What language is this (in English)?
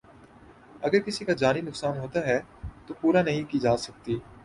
Urdu